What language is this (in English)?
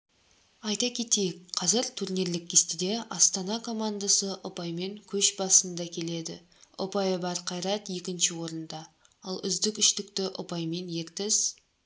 Kazakh